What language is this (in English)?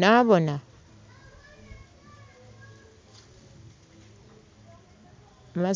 Soga